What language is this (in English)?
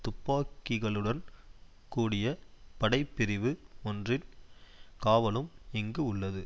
Tamil